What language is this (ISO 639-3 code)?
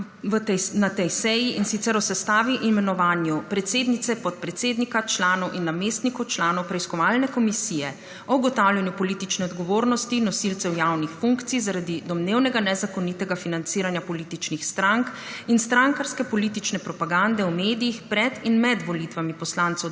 slv